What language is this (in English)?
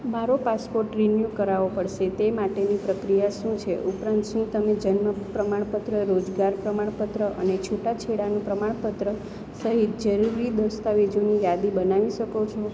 Gujarati